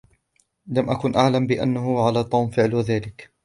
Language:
Arabic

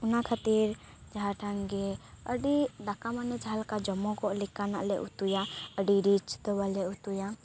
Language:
Santali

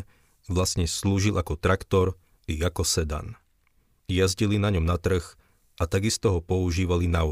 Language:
Slovak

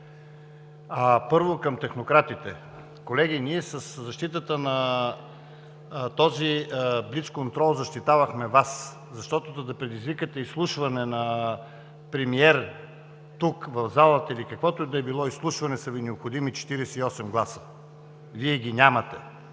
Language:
Bulgarian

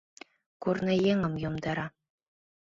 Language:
Mari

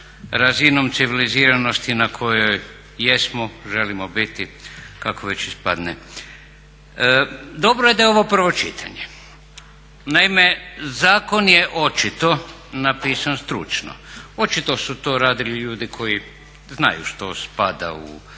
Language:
Croatian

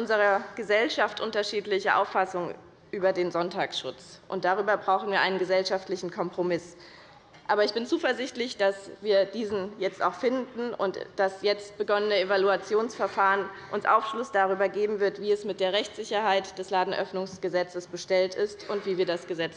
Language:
German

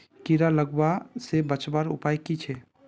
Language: Magahi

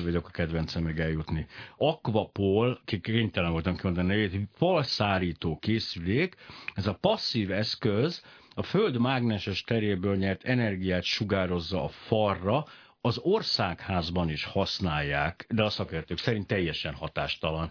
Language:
Hungarian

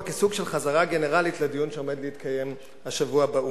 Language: Hebrew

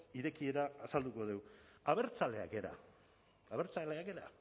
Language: Basque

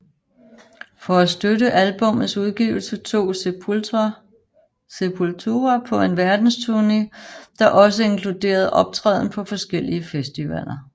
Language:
Danish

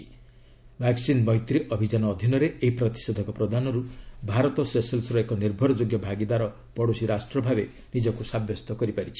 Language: Odia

